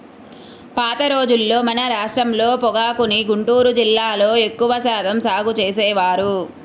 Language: Telugu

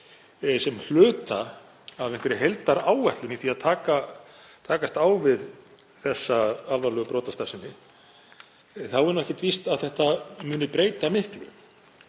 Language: Icelandic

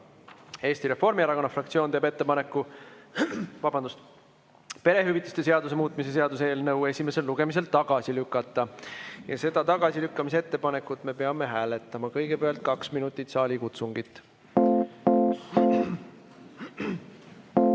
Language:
Estonian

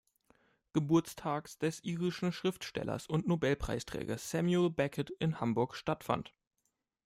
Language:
German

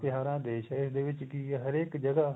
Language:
Punjabi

